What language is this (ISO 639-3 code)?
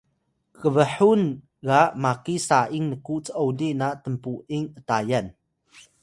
tay